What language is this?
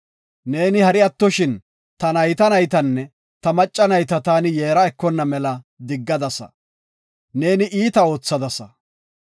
Gofa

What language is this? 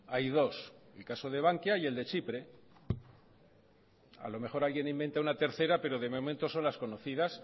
Spanish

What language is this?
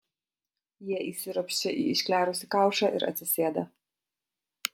Lithuanian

